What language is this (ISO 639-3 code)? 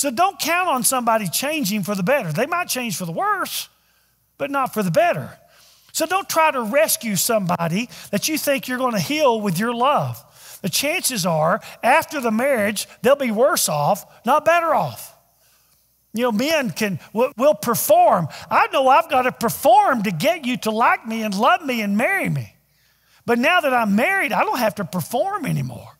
eng